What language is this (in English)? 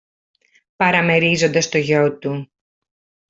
Greek